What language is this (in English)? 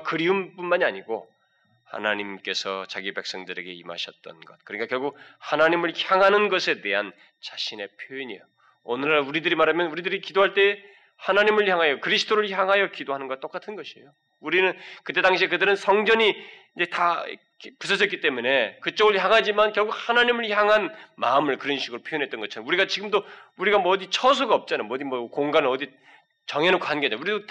Korean